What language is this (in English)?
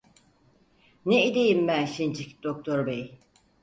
Turkish